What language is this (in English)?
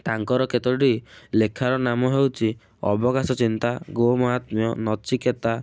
Odia